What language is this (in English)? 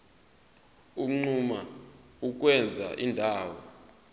Zulu